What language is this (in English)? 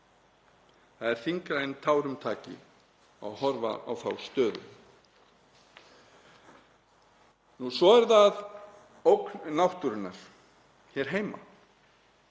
Icelandic